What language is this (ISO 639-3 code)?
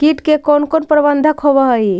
mag